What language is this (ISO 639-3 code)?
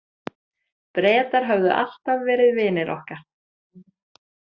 isl